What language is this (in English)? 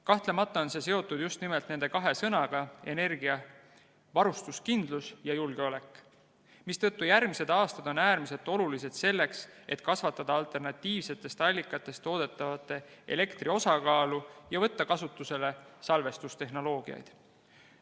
Estonian